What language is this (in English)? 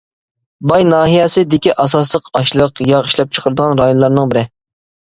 Uyghur